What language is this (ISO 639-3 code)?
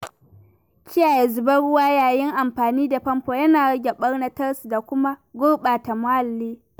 hau